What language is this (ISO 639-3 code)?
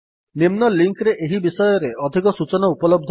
ori